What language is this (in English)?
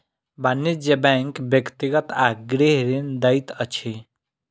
Maithili